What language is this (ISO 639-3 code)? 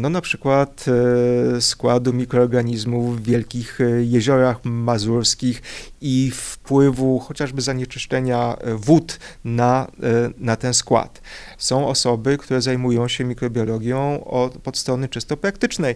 pol